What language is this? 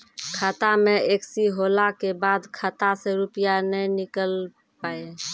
Maithili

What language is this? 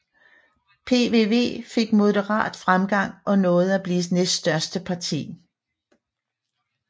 Danish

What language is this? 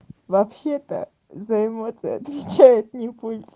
Russian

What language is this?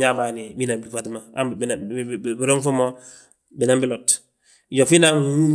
Balanta-Ganja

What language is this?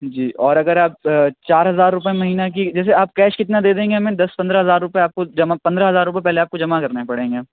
Urdu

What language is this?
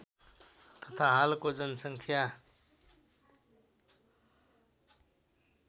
Nepali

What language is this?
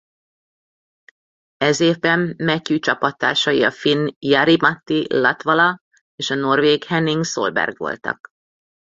Hungarian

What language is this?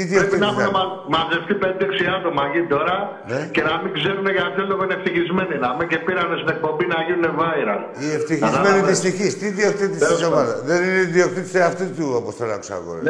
Greek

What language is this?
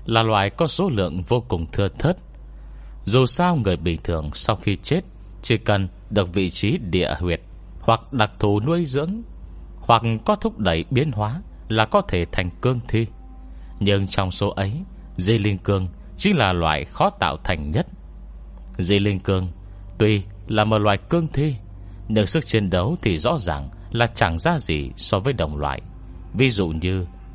Vietnamese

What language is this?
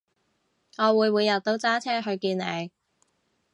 Cantonese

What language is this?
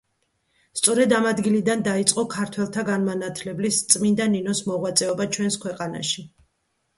Georgian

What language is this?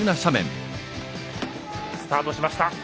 Japanese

